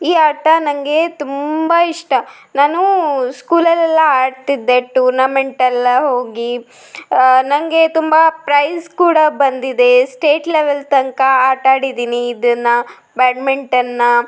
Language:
Kannada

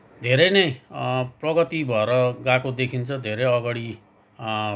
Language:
Nepali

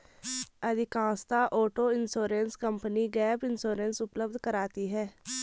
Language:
Hindi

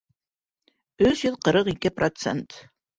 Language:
Bashkir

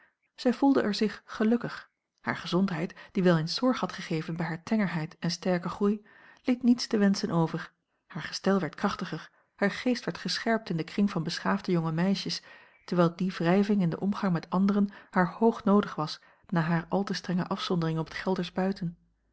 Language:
Dutch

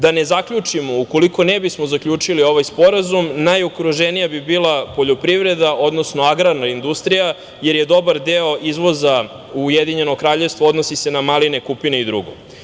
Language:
Serbian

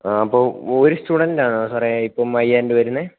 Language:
Malayalam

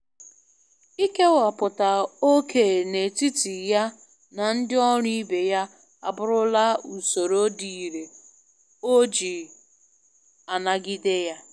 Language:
Igbo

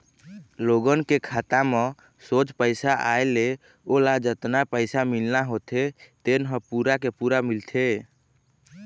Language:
Chhattisgarhi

